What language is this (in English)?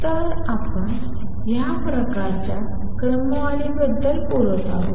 Marathi